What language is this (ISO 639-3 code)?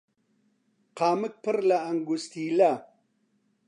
ckb